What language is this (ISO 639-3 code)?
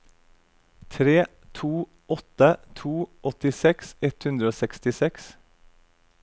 nor